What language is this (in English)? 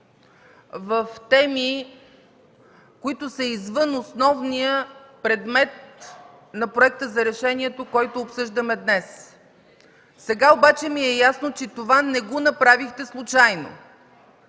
Bulgarian